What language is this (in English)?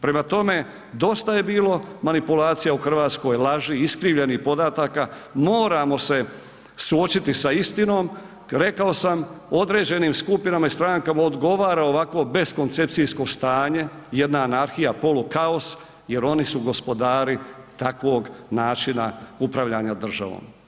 Croatian